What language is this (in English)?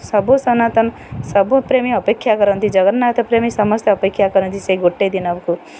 Odia